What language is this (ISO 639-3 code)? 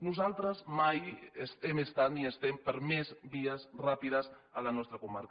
cat